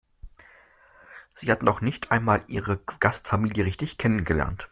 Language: German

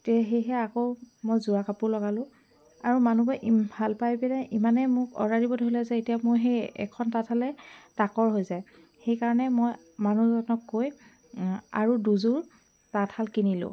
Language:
Assamese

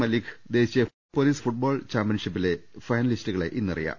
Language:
Malayalam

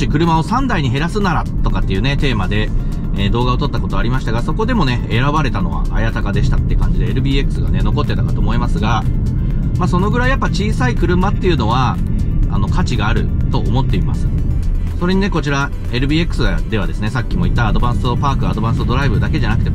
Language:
Japanese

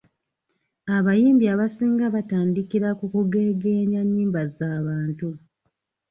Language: Ganda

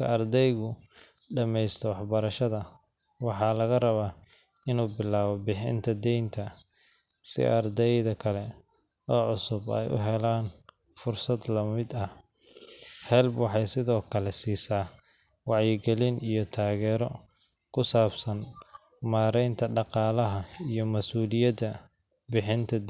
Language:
Somali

